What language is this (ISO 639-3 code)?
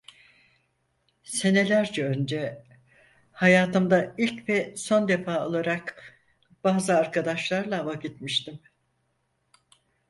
tur